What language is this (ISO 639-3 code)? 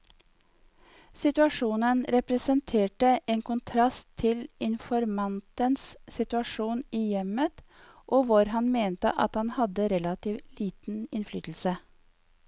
nor